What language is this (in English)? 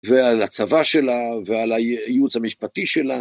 Hebrew